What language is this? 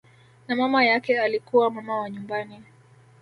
Swahili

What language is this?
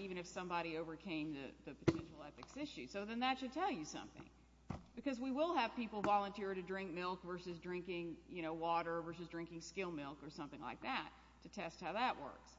English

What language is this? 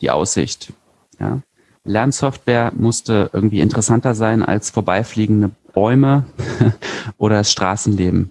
German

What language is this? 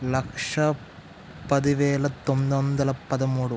Telugu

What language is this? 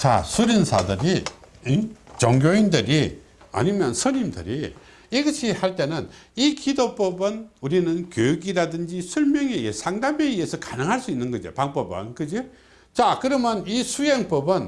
Korean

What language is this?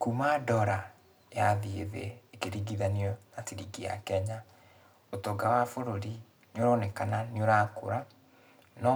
Kikuyu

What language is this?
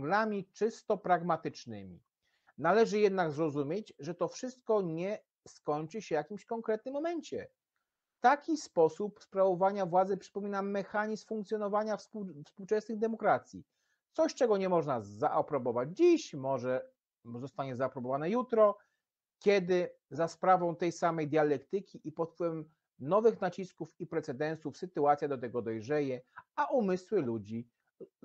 Polish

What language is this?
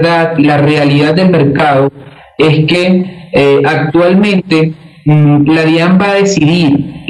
Spanish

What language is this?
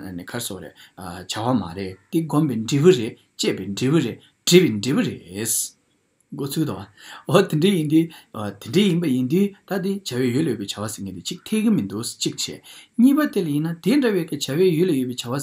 Romanian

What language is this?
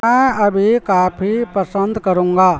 Urdu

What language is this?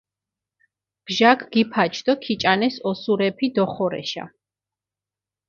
Mingrelian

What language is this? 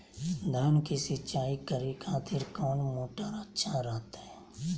Magahi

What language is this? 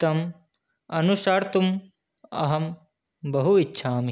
Sanskrit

